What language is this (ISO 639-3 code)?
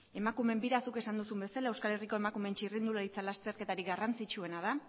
eus